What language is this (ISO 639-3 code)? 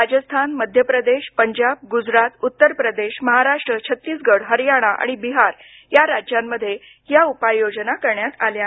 mar